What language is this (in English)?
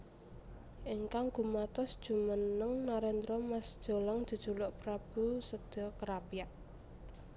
Javanese